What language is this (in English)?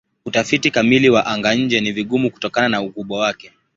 Swahili